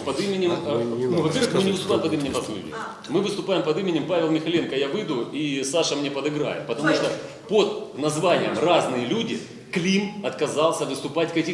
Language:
Russian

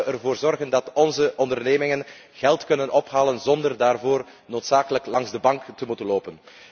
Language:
Dutch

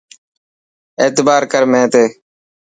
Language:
Dhatki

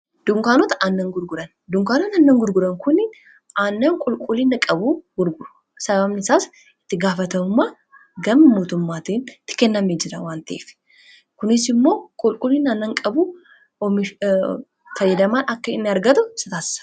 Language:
Oromo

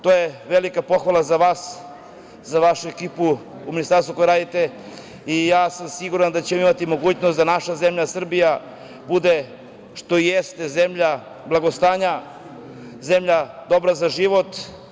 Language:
Serbian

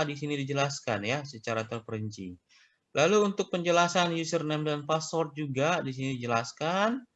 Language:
Indonesian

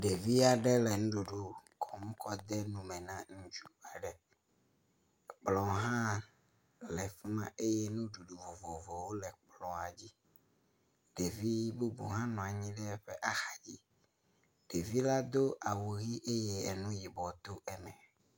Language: Ewe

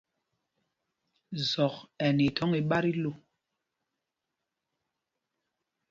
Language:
Mpumpong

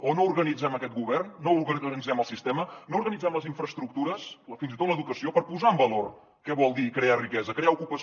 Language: Catalan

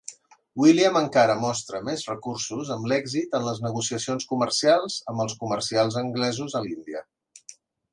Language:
Catalan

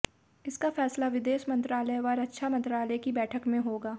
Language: Hindi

